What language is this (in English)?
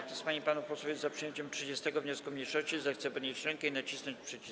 Polish